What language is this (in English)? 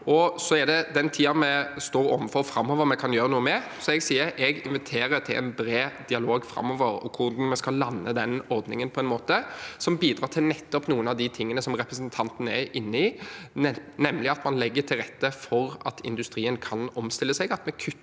Norwegian